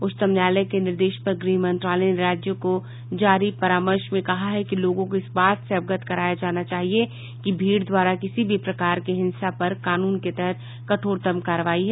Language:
Hindi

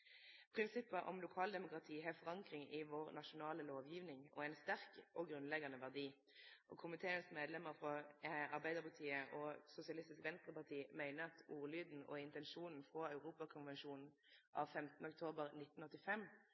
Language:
Norwegian Nynorsk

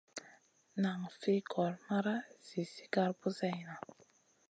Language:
Masana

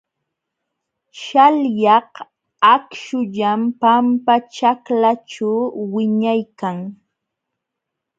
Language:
Jauja Wanca Quechua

